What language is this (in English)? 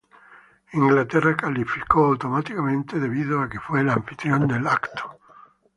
Spanish